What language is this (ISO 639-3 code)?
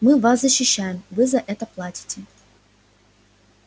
rus